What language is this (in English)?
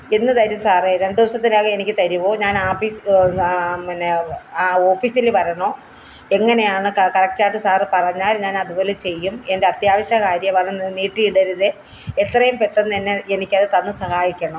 Malayalam